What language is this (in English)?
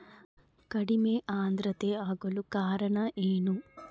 Kannada